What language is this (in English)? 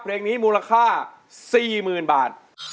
Thai